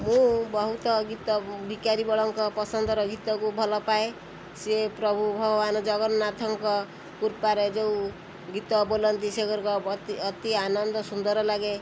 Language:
Odia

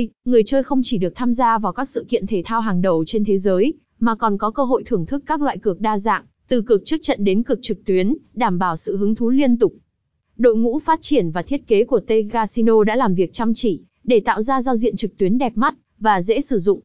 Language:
Vietnamese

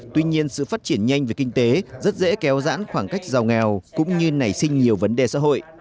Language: Vietnamese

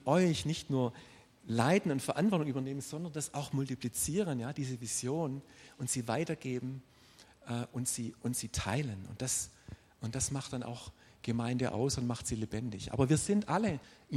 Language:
German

